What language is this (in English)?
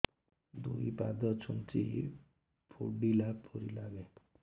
Odia